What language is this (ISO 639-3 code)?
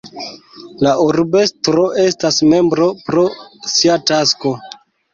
epo